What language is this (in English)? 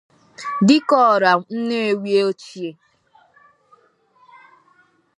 Igbo